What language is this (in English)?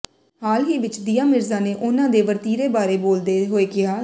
Punjabi